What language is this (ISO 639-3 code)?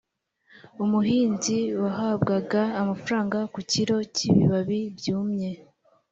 kin